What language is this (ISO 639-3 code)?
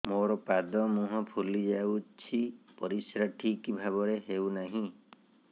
ori